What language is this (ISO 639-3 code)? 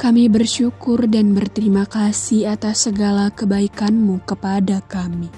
ind